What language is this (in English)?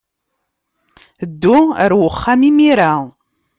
Kabyle